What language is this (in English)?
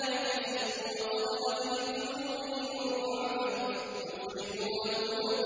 Arabic